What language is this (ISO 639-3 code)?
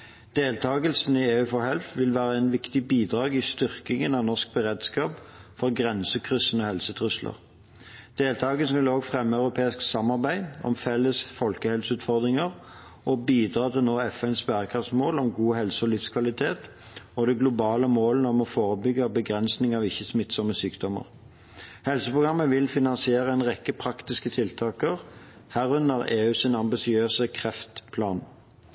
nob